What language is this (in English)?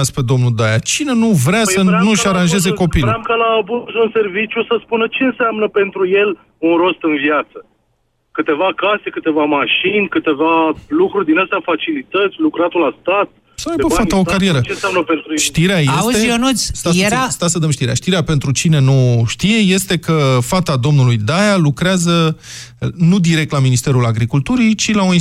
Romanian